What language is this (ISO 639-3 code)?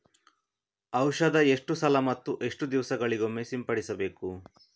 kan